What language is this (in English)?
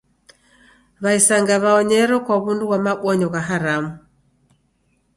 Taita